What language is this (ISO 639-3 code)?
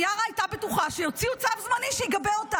heb